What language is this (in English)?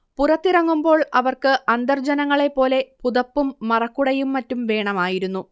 Malayalam